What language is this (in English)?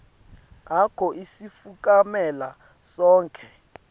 Swati